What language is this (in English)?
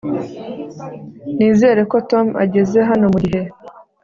Kinyarwanda